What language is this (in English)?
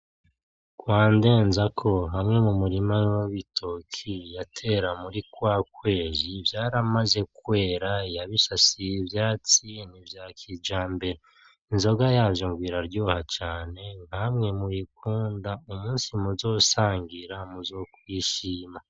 Rundi